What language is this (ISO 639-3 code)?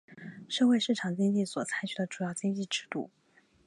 zho